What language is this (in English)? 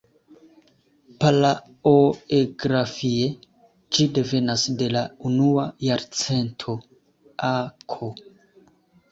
Esperanto